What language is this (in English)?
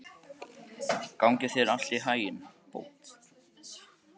Icelandic